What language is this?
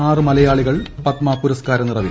Malayalam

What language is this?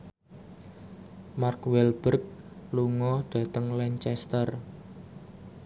Javanese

